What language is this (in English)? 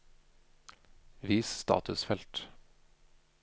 Norwegian